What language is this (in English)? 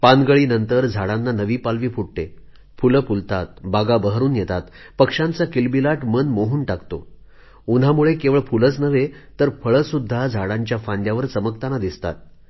Marathi